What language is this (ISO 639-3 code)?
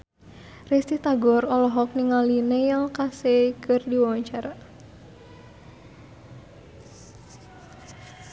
sun